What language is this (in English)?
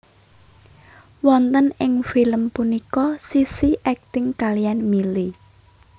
Javanese